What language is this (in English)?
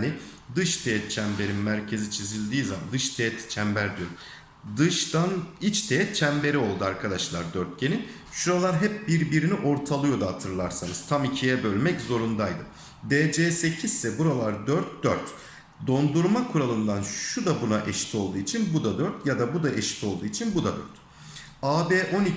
Turkish